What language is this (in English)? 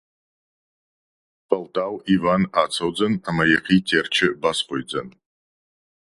Ossetic